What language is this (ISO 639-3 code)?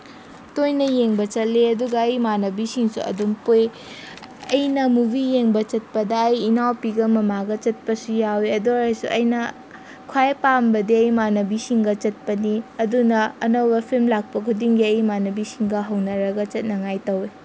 mni